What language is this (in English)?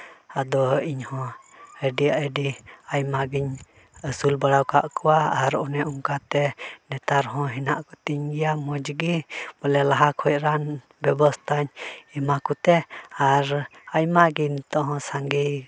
Santali